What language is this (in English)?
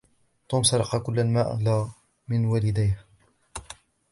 Arabic